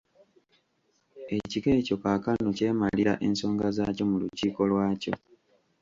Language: Ganda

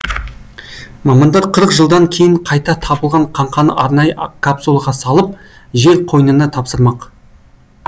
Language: Kazakh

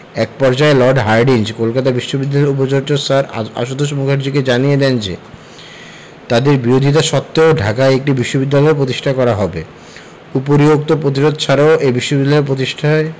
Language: Bangla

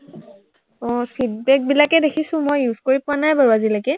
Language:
Assamese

